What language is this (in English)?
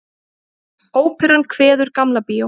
Icelandic